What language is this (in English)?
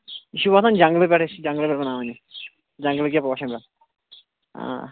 Kashmiri